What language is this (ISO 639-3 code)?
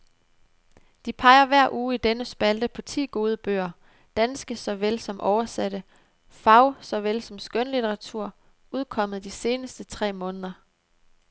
dan